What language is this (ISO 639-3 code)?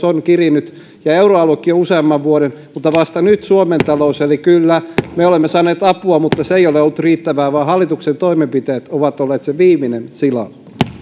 fin